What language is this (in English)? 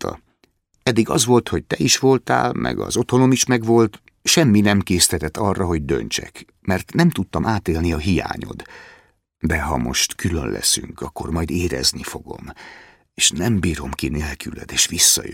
Hungarian